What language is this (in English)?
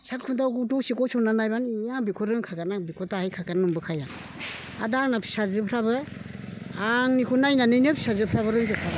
Bodo